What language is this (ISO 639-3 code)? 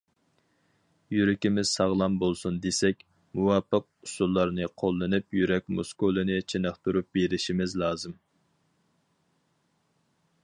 uig